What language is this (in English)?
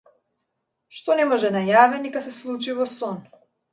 Macedonian